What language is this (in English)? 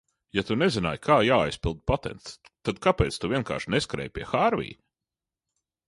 Latvian